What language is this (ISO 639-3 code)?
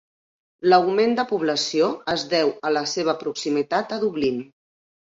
cat